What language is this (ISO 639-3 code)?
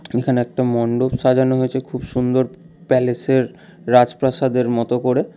ben